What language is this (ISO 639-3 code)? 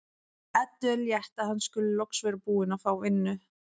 isl